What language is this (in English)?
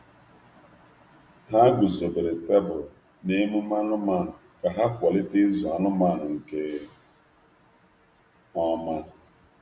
Igbo